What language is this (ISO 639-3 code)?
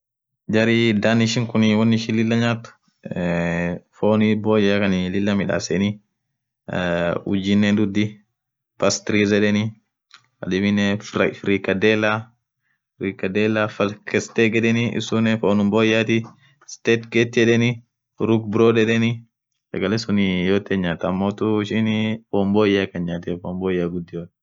orc